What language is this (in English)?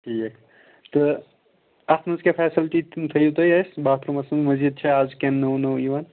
Kashmiri